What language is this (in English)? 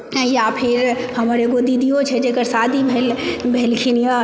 Maithili